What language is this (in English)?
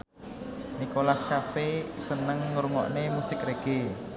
Javanese